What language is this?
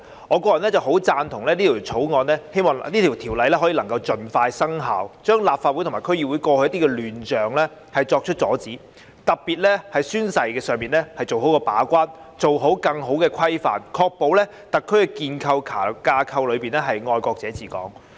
Cantonese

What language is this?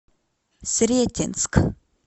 Russian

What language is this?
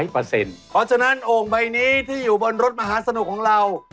Thai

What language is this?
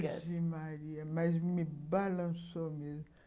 Portuguese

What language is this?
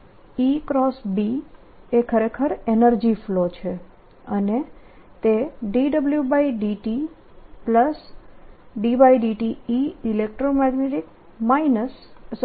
Gujarati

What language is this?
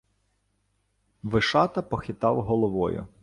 Ukrainian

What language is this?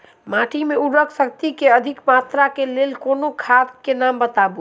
Maithili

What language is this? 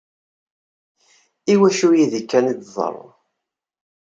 Kabyle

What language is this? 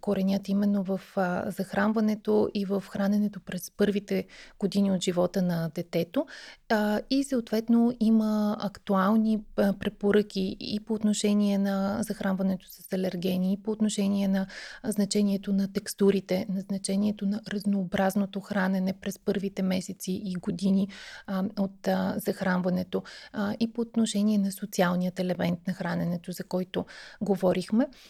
Bulgarian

